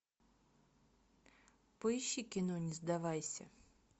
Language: Russian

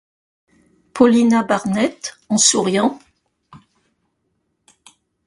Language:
French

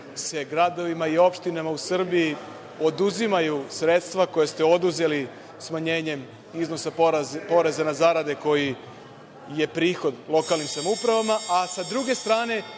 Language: Serbian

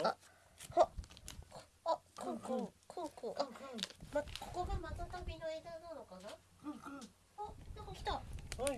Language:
Japanese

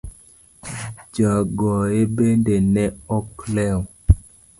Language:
Luo (Kenya and Tanzania)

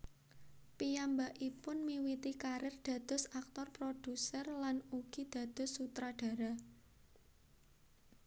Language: Javanese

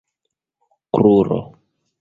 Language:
Esperanto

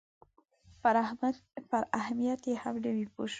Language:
Pashto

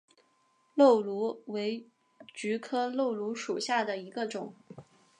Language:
Chinese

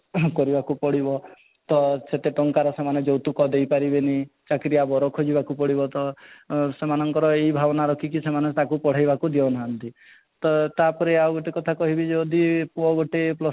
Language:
Odia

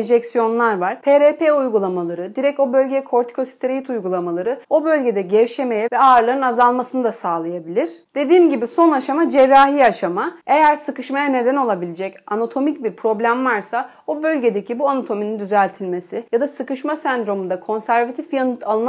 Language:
Turkish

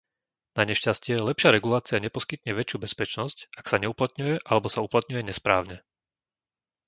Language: Slovak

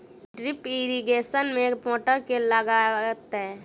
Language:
Maithili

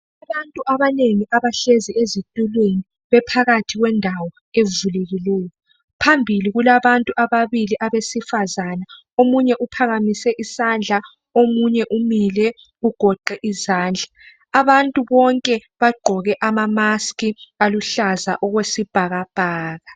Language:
North Ndebele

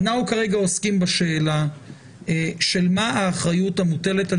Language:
Hebrew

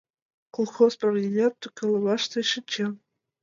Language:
Mari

